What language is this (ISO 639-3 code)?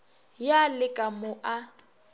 nso